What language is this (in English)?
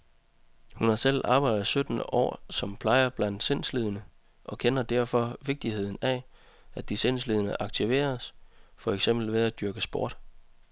Danish